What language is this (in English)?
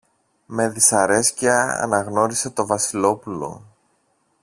Greek